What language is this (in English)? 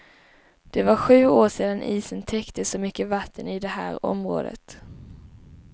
Swedish